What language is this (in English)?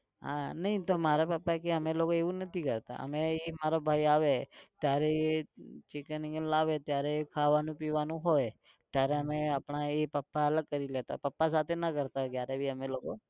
Gujarati